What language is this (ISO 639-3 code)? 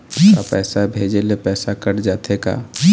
hne